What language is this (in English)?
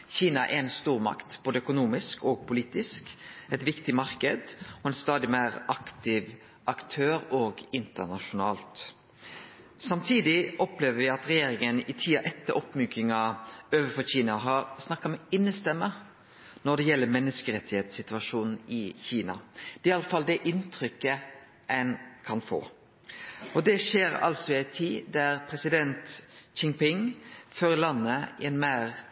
Norwegian Nynorsk